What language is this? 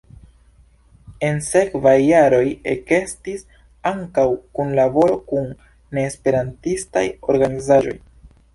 Esperanto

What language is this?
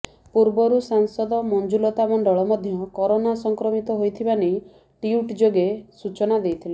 Odia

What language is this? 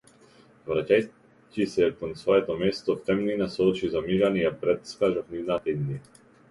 Macedonian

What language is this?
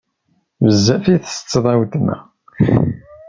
Kabyle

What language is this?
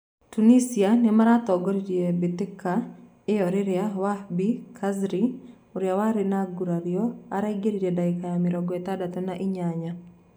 Kikuyu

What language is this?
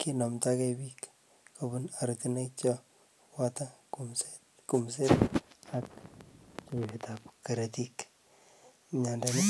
Kalenjin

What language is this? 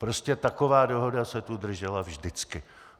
Czech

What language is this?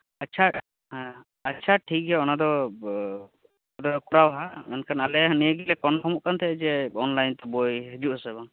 Santali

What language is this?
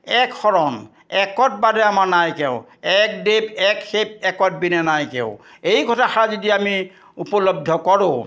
Assamese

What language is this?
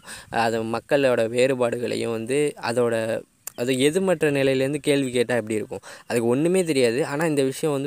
Tamil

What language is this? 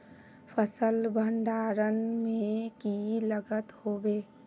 Magahi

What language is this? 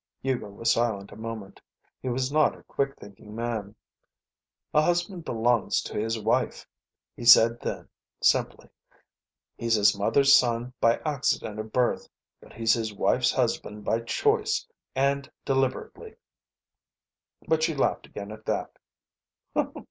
English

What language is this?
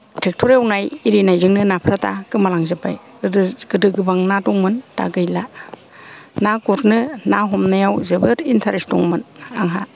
Bodo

